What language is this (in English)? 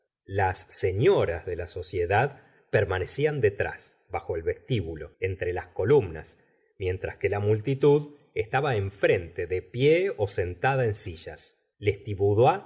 Spanish